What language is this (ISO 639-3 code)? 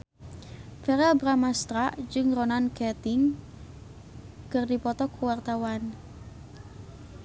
sun